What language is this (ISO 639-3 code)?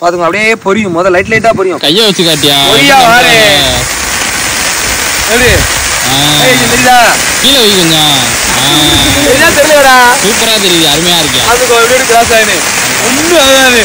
tam